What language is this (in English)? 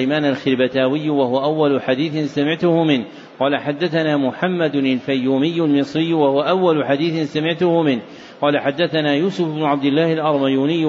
Arabic